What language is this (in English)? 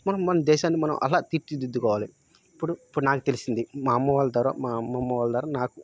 Telugu